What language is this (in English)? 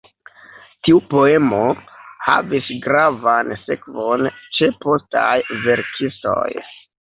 Esperanto